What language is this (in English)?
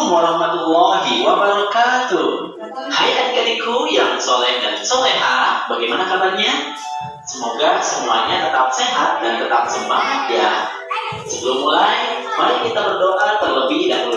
Indonesian